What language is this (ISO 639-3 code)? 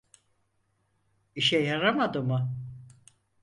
tur